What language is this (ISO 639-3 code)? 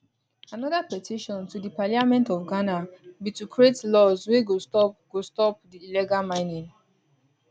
pcm